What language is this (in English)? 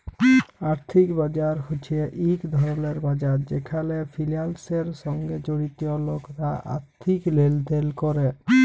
Bangla